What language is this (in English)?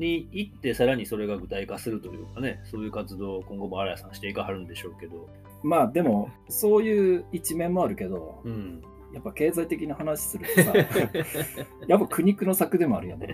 Japanese